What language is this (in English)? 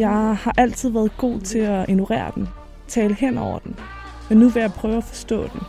Danish